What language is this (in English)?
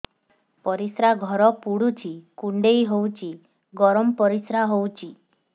Odia